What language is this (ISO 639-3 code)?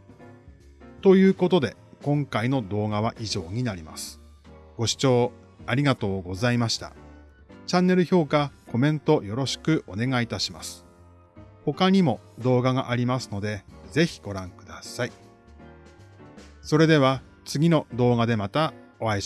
jpn